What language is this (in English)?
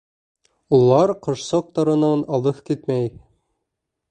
Bashkir